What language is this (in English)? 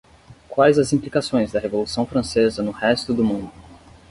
Portuguese